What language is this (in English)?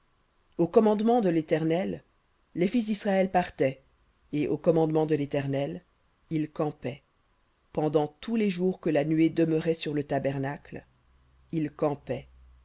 French